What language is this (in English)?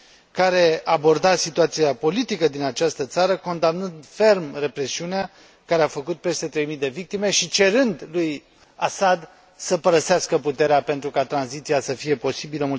Romanian